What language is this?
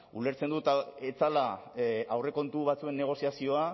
Basque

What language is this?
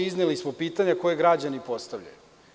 Serbian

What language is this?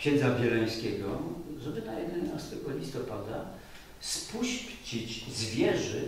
Polish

